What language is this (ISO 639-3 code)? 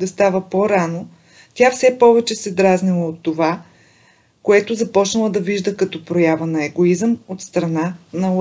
bul